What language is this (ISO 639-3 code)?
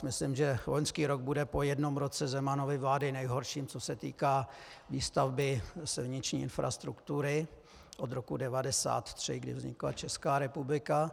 ces